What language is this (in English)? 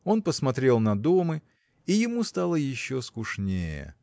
Russian